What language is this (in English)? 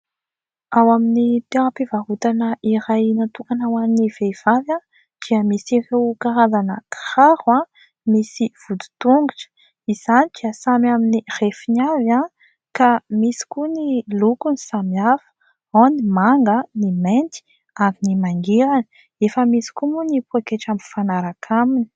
Malagasy